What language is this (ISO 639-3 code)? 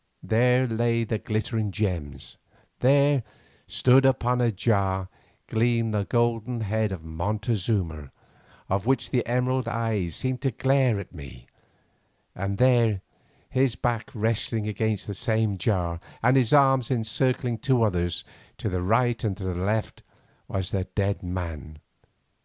eng